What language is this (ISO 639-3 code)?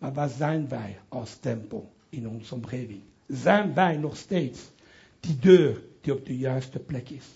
nld